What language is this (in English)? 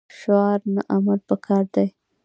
Pashto